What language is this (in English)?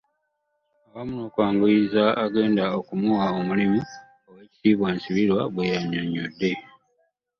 Ganda